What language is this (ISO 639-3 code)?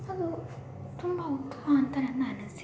kan